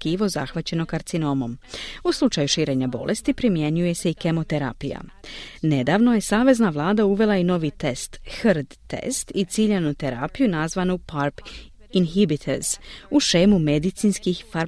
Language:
Croatian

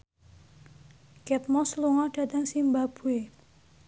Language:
Javanese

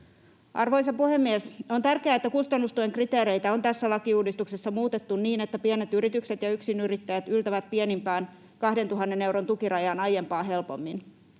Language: Finnish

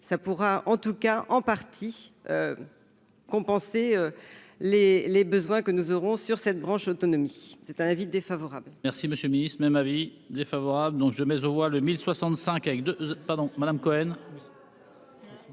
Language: French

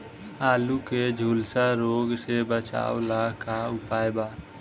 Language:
Bhojpuri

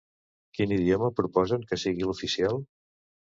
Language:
Catalan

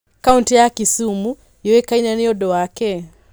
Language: Kikuyu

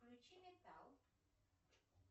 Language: Russian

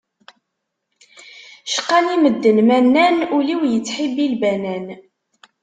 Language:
Kabyle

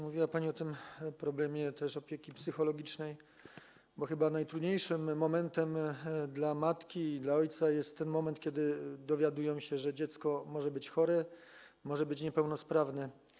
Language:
Polish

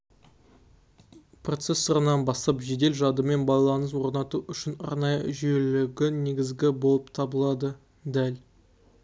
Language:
Kazakh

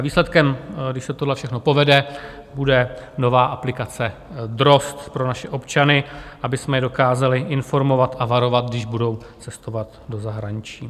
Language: Czech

